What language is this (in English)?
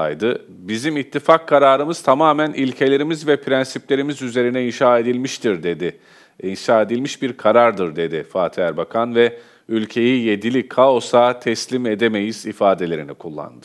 Turkish